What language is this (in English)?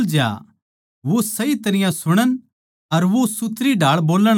Haryanvi